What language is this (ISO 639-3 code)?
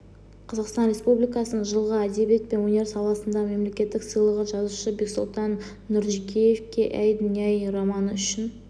kaz